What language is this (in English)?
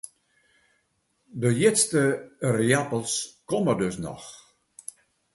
Western Frisian